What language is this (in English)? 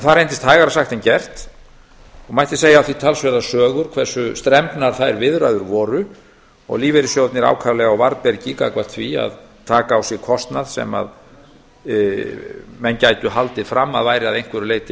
Icelandic